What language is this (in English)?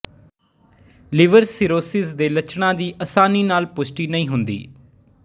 Punjabi